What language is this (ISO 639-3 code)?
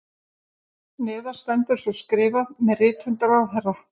isl